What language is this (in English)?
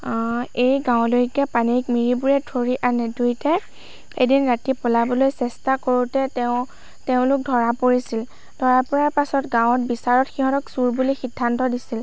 Assamese